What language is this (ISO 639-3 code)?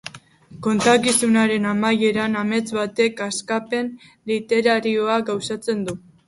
eus